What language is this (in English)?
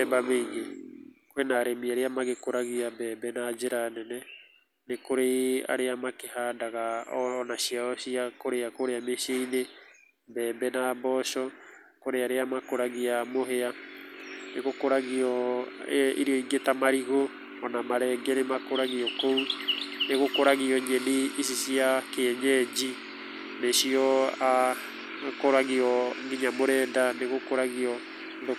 Kikuyu